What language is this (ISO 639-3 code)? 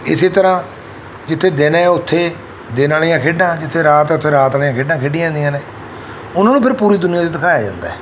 pan